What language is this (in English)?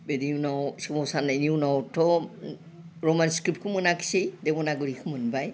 Bodo